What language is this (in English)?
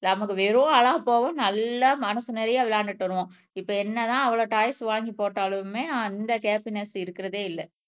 Tamil